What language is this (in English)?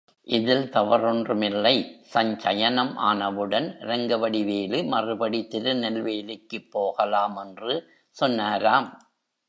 Tamil